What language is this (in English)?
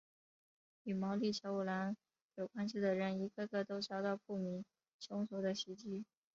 Chinese